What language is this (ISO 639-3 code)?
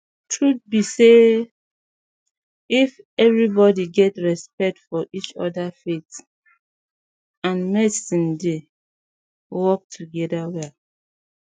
pcm